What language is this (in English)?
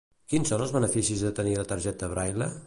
Catalan